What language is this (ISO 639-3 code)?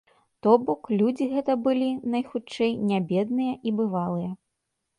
bel